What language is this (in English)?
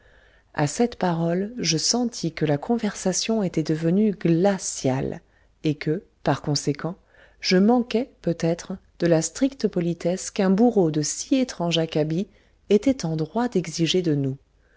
French